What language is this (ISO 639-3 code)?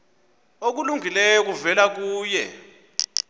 xho